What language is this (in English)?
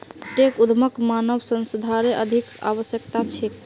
Magahi